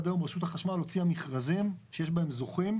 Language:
Hebrew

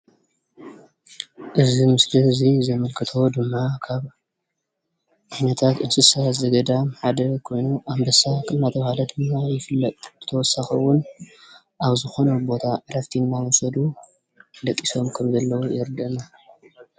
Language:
Tigrinya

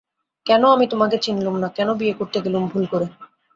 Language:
Bangla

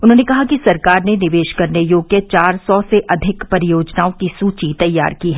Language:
Hindi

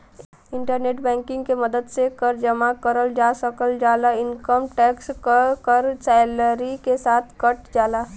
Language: Bhojpuri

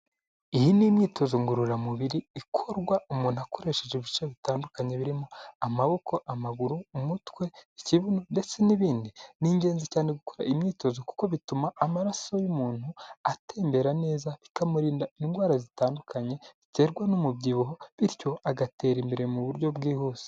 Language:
Kinyarwanda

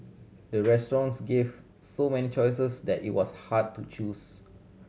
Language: English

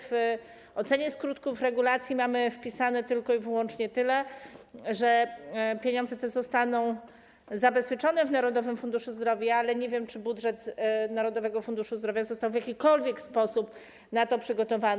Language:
Polish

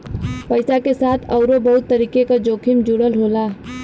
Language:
Bhojpuri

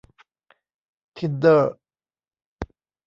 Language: Thai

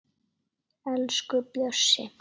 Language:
Icelandic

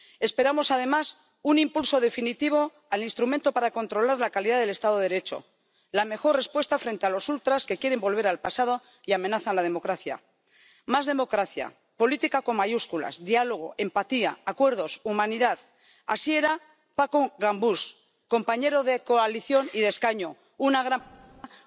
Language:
Spanish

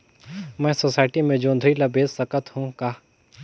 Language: Chhattisgarhi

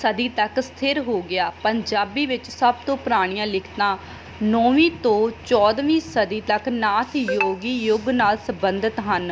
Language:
Punjabi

